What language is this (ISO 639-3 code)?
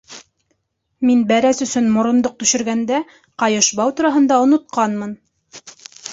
bak